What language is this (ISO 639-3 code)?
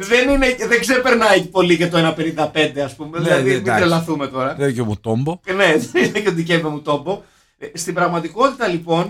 ell